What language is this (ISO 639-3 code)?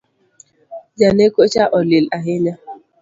luo